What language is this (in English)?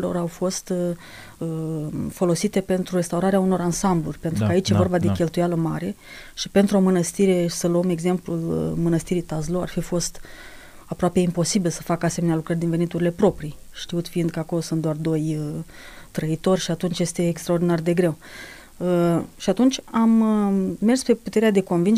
Romanian